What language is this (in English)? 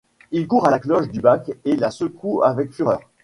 French